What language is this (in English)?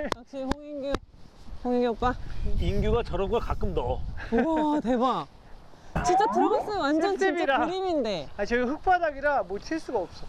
Korean